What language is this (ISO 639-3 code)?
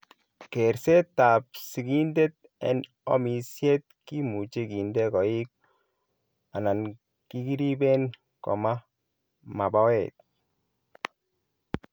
kln